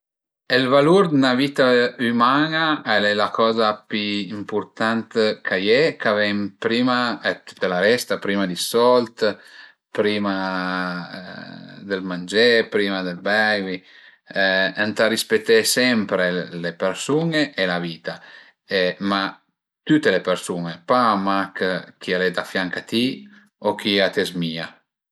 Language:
Piedmontese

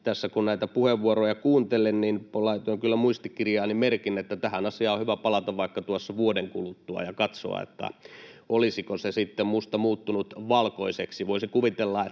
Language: Finnish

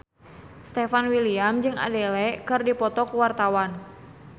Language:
Sundanese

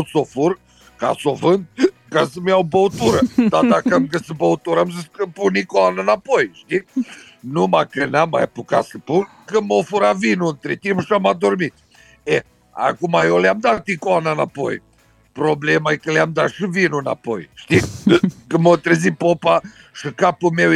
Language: Romanian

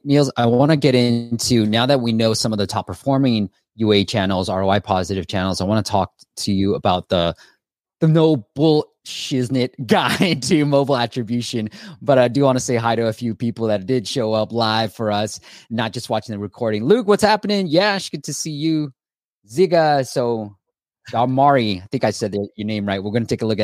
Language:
English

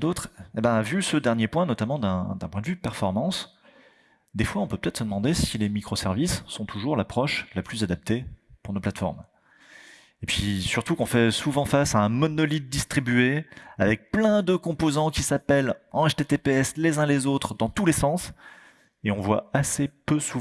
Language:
French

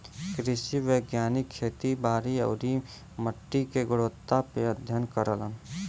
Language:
Bhojpuri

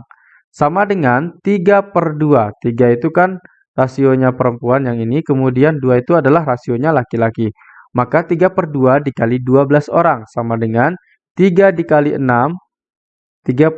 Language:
Indonesian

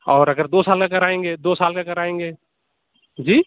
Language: Urdu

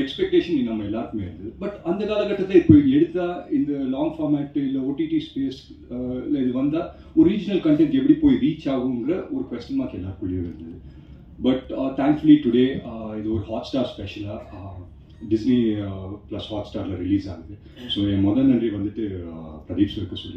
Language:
English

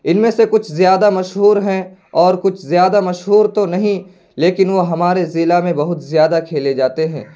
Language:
Urdu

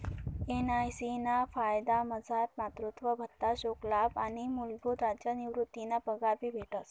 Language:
Marathi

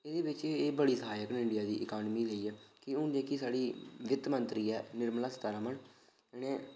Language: Dogri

